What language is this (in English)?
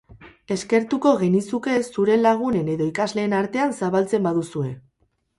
Basque